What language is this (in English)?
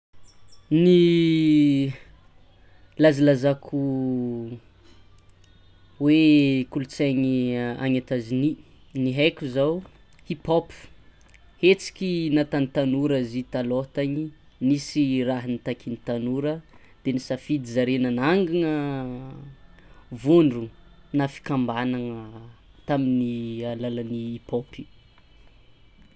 Tsimihety Malagasy